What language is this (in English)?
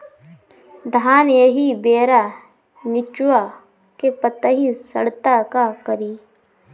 Bhojpuri